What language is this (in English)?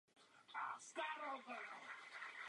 Czech